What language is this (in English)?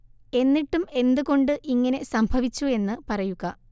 Malayalam